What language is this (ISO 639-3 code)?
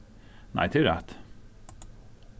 fao